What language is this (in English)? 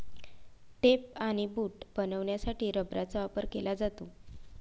Marathi